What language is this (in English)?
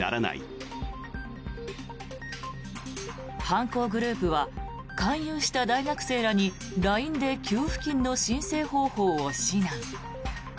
Japanese